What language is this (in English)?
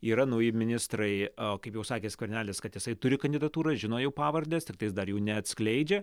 Lithuanian